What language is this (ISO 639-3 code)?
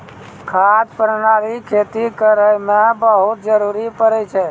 mai